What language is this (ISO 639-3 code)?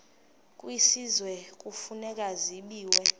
xho